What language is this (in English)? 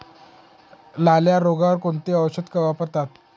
Marathi